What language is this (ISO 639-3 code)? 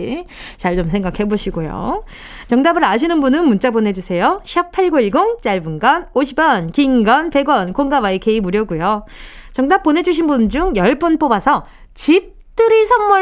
kor